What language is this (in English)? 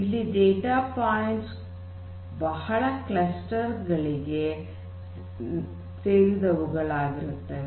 Kannada